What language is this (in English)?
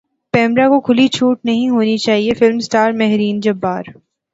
Urdu